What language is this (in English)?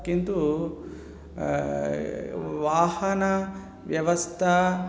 Sanskrit